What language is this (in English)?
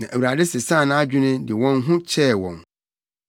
Akan